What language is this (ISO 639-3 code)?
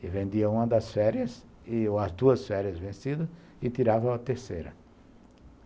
por